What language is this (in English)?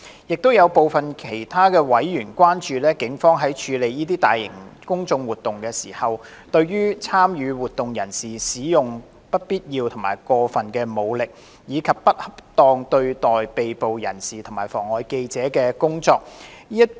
Cantonese